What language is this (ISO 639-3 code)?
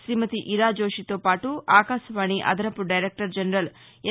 tel